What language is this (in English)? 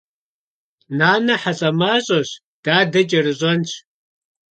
Kabardian